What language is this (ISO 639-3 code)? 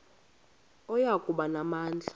xho